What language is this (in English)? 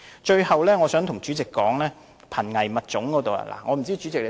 Cantonese